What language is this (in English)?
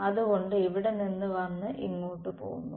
Malayalam